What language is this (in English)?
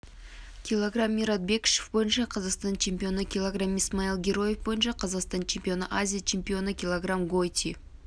Kazakh